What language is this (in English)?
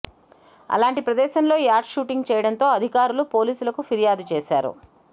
Telugu